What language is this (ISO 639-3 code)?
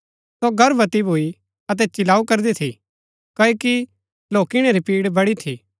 gbk